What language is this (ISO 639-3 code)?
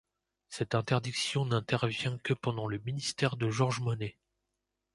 fra